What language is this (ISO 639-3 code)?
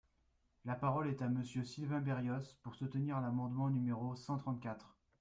fra